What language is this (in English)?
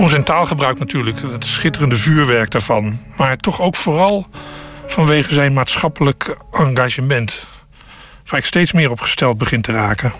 Dutch